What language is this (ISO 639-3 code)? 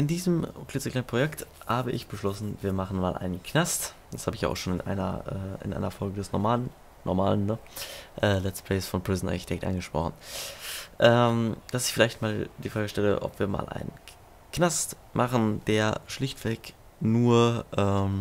deu